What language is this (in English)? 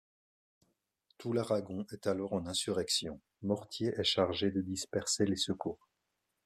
French